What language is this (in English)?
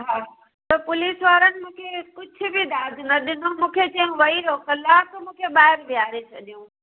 Sindhi